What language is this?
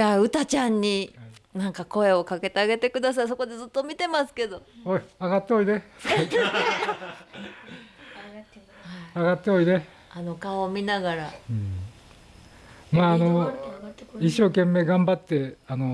Japanese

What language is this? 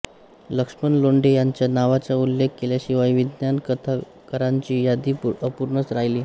Marathi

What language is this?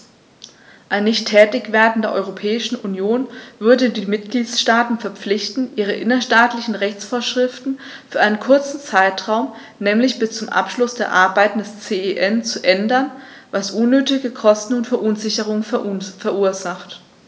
German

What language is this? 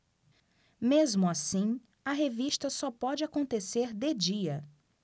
Portuguese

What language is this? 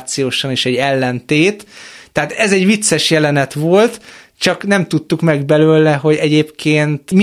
Hungarian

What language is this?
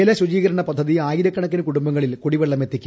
Malayalam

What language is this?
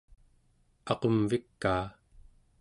Central Yupik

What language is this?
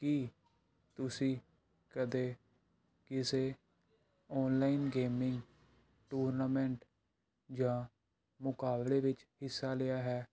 Punjabi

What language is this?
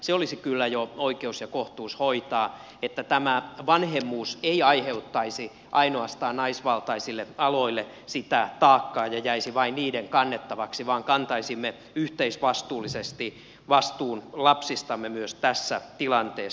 Finnish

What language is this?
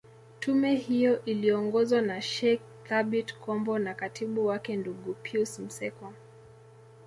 Swahili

